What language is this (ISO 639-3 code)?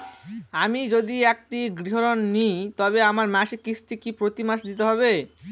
ben